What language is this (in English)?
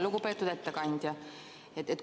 Estonian